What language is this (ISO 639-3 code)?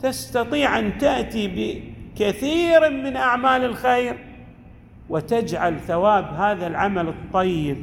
ara